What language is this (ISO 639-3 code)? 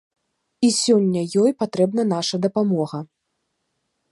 bel